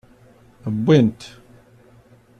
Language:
Kabyle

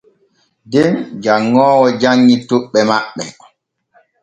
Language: Borgu Fulfulde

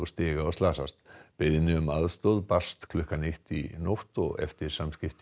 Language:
Icelandic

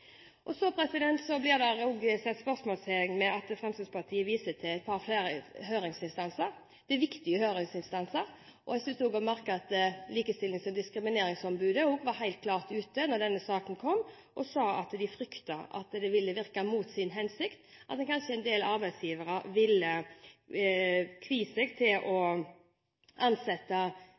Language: Norwegian Bokmål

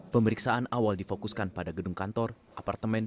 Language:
Indonesian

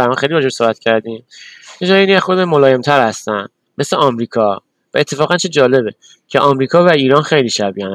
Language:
Persian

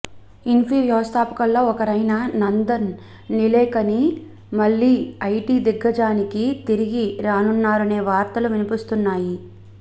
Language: Telugu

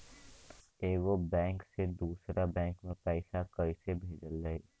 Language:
Bhojpuri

